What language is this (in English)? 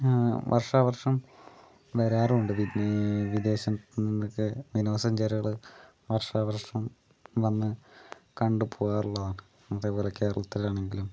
Malayalam